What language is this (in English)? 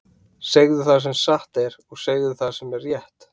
Icelandic